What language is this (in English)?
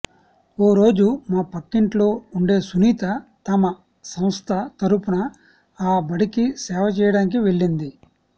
Telugu